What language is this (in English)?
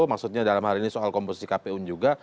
Indonesian